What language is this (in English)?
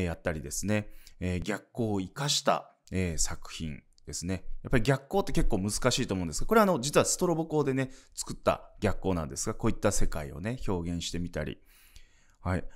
Japanese